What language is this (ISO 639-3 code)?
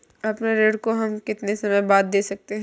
hin